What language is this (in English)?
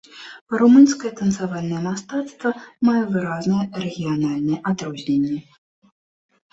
Belarusian